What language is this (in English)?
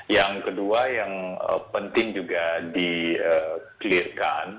Indonesian